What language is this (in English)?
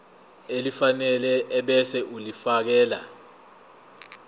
Zulu